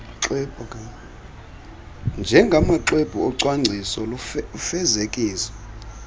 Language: Xhosa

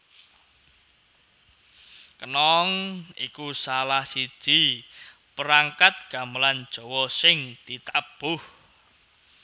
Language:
Javanese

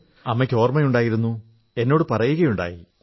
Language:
Malayalam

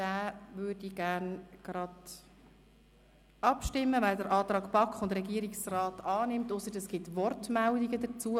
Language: Swiss German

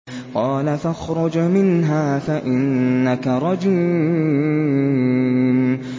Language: Arabic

